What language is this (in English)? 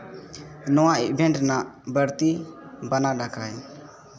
Santali